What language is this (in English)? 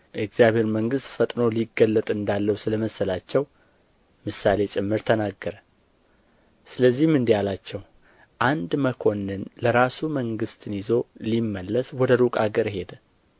Amharic